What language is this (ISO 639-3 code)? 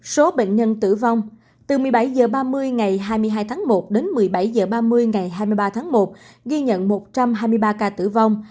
vie